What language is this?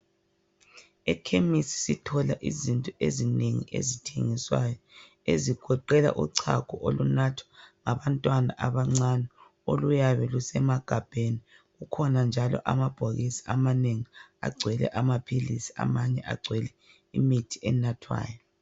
North Ndebele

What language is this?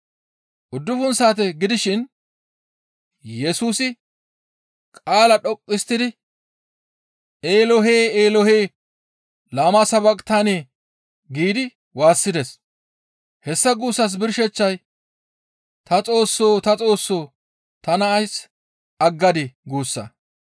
Gamo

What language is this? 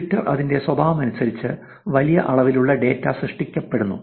Malayalam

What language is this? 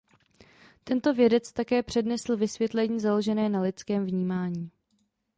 Czech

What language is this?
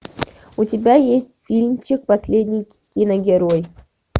Russian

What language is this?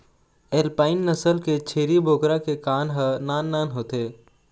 Chhattisgarhi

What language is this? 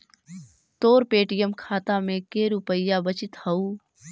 Magahi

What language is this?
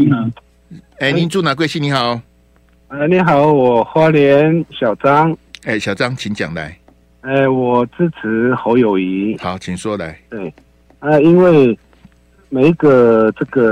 Chinese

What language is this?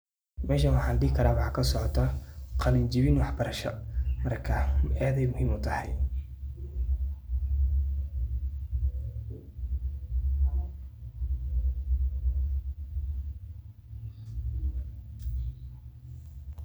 Somali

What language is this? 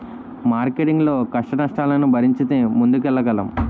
Telugu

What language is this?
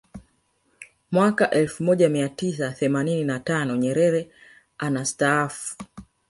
Swahili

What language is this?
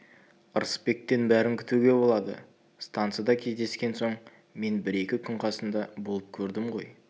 Kazakh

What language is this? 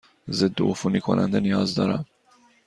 Persian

